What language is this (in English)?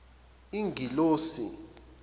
Zulu